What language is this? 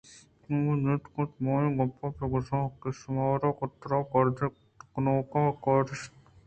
Eastern Balochi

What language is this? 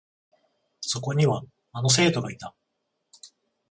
Japanese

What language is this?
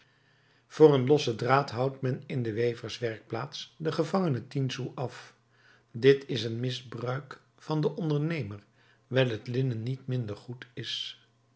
Dutch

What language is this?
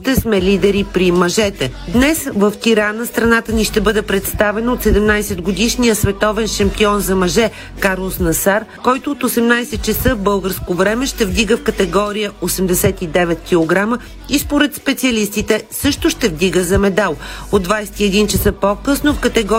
Bulgarian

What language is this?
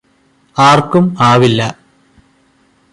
Malayalam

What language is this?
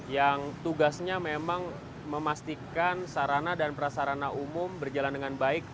Indonesian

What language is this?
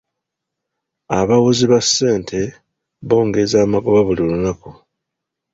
Ganda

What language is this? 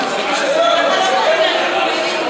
Hebrew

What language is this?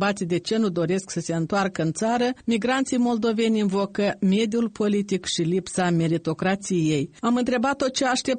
Romanian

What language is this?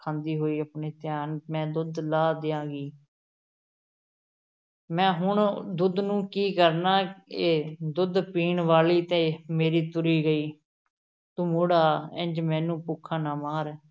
Punjabi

